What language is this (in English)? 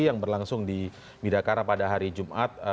Indonesian